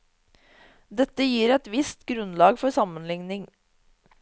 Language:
Norwegian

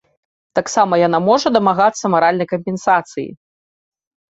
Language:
Belarusian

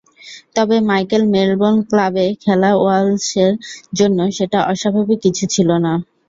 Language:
Bangla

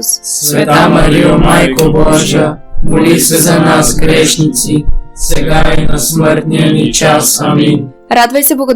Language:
Bulgarian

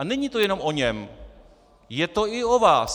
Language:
Czech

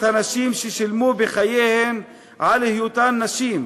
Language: Hebrew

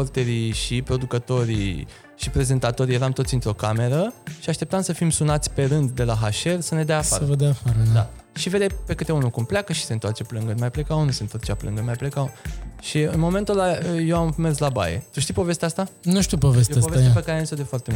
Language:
Romanian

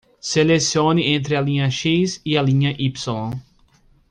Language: Portuguese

